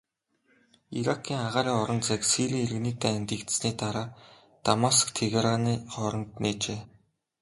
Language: Mongolian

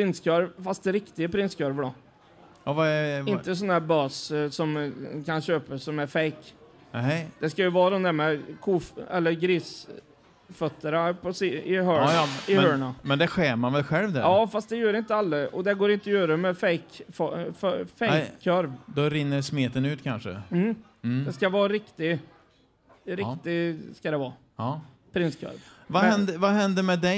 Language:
Swedish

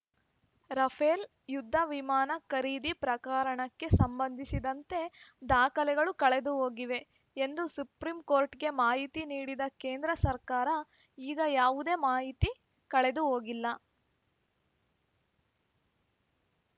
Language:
Kannada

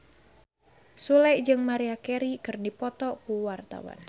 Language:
Sundanese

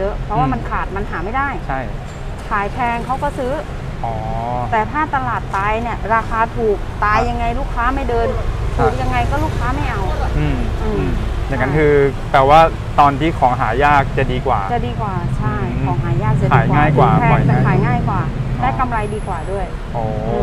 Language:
Thai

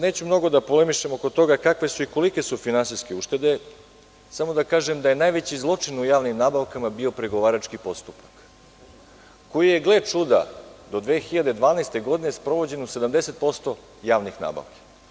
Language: Serbian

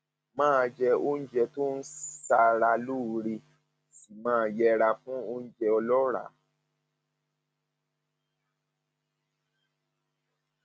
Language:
Yoruba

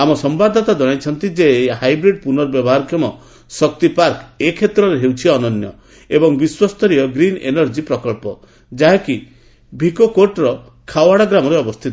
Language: Odia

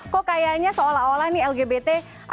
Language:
Indonesian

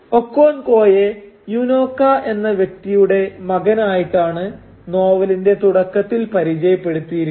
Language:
Malayalam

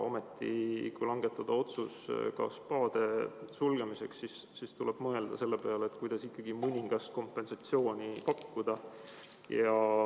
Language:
Estonian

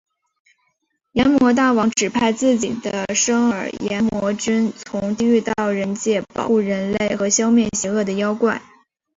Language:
Chinese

